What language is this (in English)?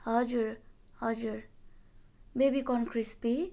Nepali